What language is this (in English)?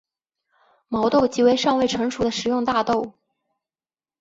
Chinese